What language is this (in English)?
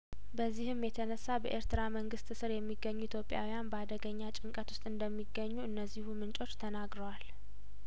Amharic